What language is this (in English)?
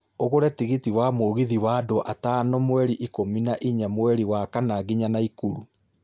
Kikuyu